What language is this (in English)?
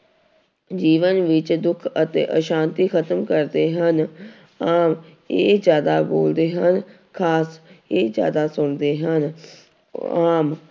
Punjabi